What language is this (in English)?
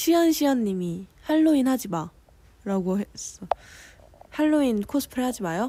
Korean